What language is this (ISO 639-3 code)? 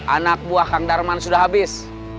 ind